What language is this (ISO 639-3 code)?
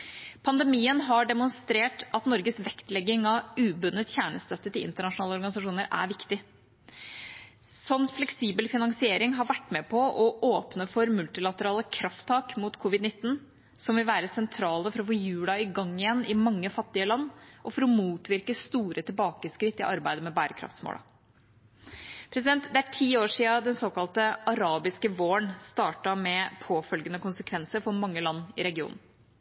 nob